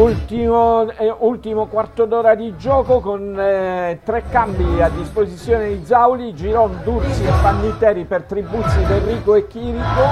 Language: Italian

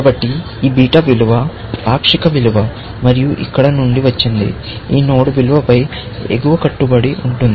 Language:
Telugu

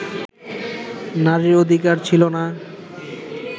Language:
Bangla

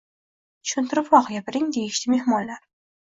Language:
Uzbek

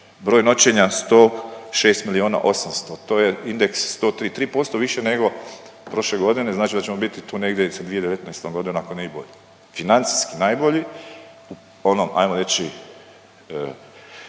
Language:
Croatian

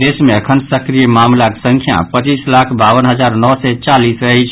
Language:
Maithili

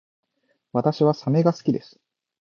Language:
Japanese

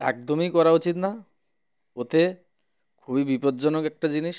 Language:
Bangla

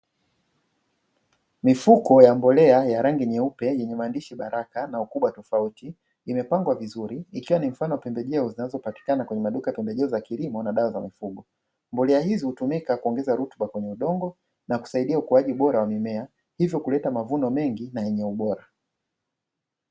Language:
Swahili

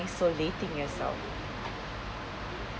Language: English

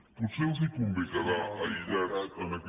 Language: Catalan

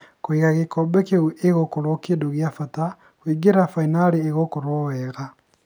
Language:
Kikuyu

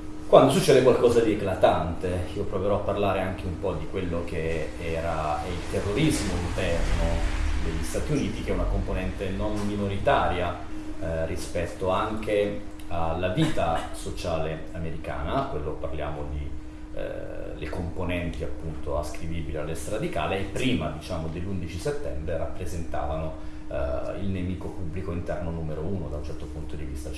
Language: Italian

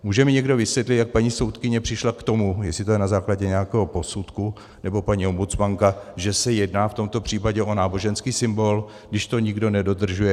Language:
Czech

